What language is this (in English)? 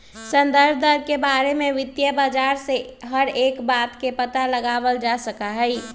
Magahi